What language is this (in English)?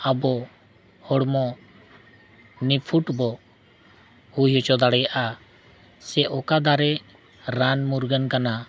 Santali